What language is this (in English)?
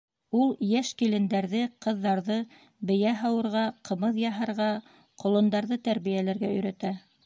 Bashkir